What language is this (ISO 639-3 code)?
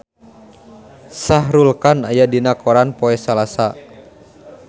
sun